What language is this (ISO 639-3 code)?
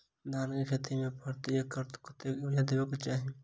mai